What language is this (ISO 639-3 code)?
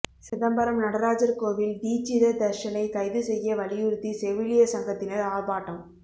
tam